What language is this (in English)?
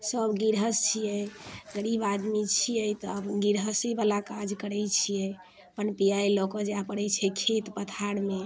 Maithili